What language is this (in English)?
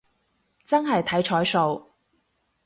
Cantonese